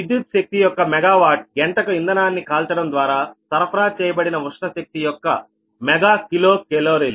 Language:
Telugu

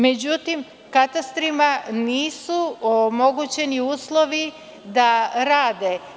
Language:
Serbian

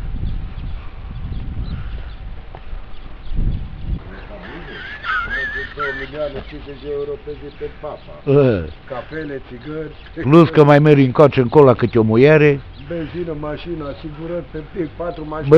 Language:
Romanian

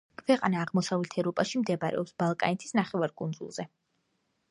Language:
Georgian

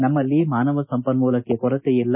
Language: Kannada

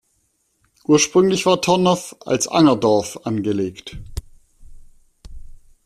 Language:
German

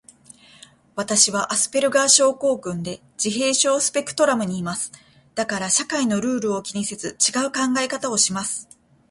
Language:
Japanese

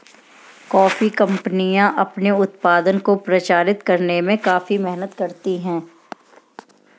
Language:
Hindi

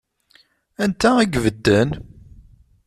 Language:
Kabyle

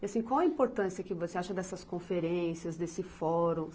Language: Portuguese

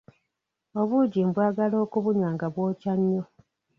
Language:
Ganda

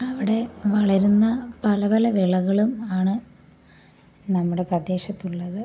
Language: Malayalam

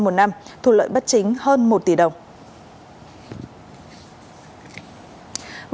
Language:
Vietnamese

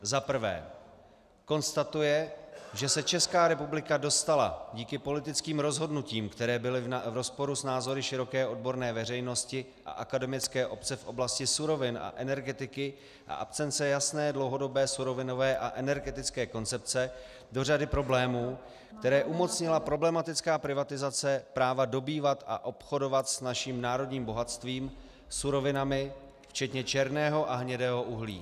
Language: Czech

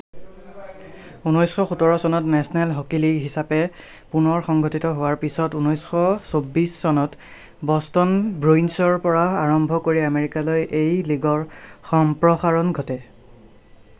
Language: Assamese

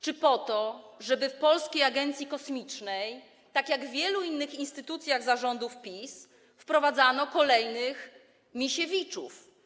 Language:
Polish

